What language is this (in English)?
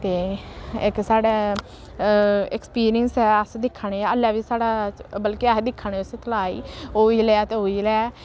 Dogri